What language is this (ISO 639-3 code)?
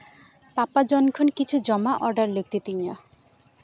sat